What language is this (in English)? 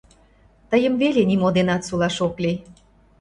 Mari